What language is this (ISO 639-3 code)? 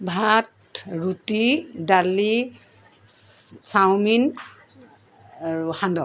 asm